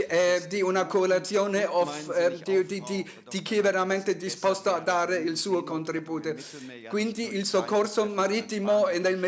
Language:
Italian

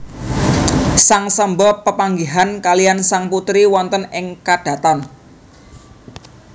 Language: Javanese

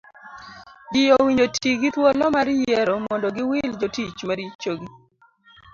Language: Luo (Kenya and Tanzania)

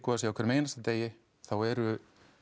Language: Icelandic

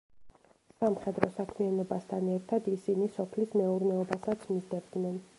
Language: Georgian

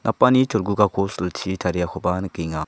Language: Garo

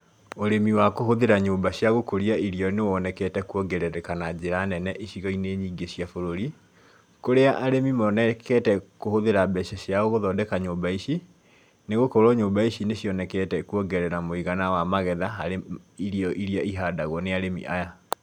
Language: Kikuyu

